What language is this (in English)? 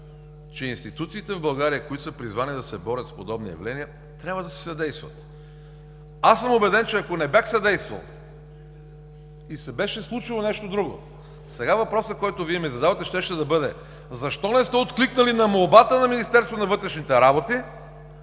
Bulgarian